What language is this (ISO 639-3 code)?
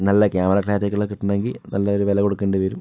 mal